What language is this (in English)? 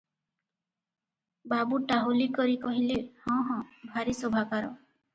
Odia